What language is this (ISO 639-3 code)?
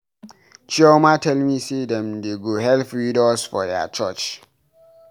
pcm